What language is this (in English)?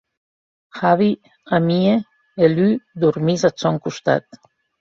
Occitan